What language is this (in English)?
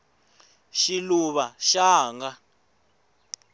Tsonga